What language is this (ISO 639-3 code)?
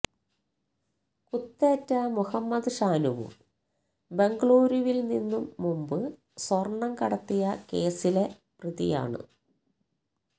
mal